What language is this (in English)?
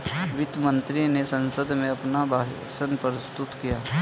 Hindi